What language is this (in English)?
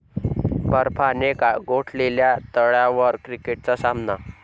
Marathi